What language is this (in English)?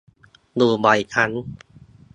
Thai